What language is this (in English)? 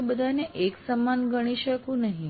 Gujarati